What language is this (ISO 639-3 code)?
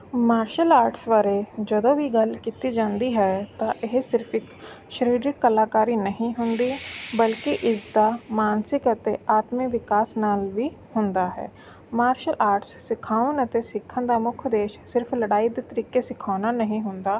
pan